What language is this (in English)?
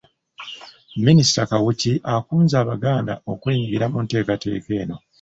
Ganda